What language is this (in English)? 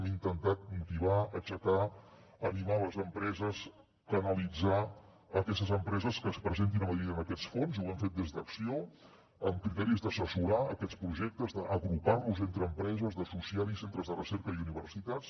Catalan